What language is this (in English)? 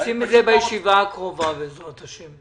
Hebrew